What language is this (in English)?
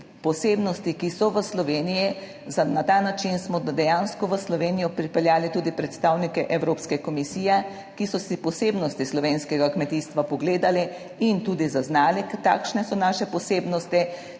Slovenian